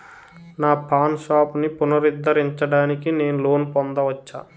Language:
Telugu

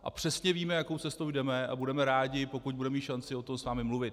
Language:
Czech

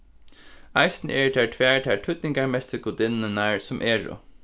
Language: Faroese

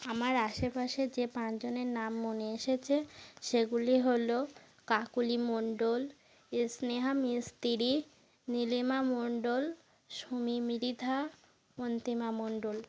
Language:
Bangla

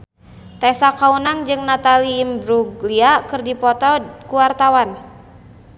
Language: Sundanese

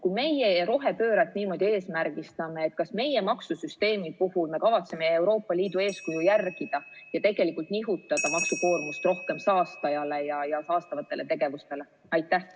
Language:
Estonian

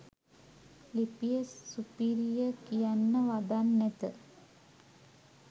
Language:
Sinhala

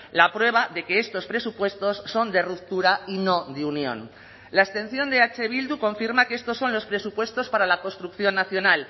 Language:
Spanish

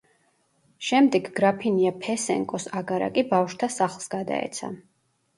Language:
Georgian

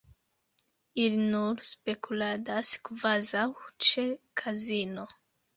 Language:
Esperanto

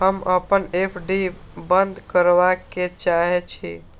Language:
Maithili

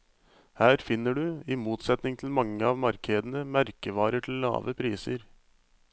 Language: Norwegian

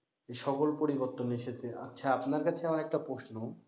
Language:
Bangla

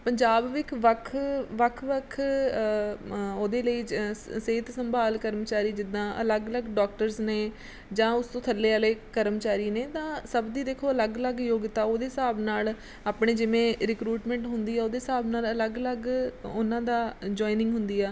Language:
Punjabi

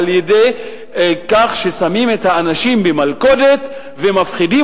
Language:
Hebrew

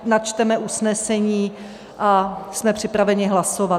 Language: Czech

